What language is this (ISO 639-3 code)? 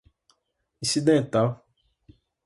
por